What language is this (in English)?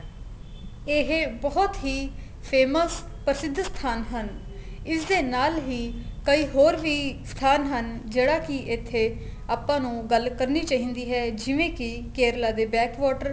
Punjabi